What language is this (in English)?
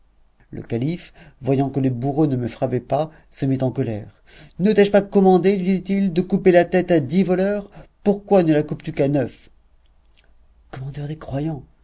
French